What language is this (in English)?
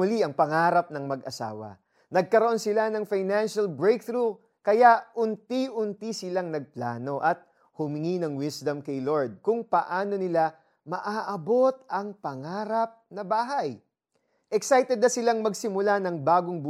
Filipino